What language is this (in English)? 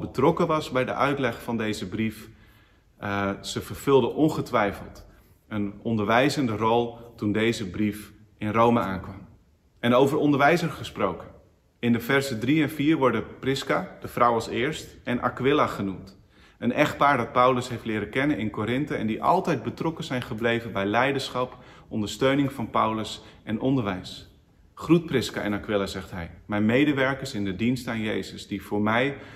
Dutch